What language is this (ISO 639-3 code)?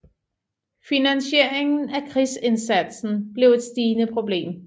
dan